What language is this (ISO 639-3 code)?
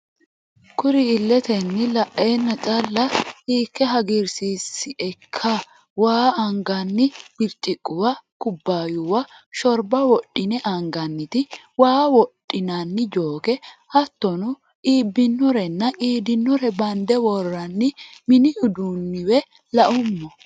sid